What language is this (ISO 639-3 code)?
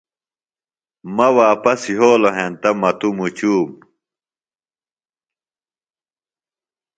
phl